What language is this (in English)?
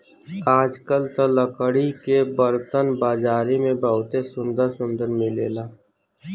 Bhojpuri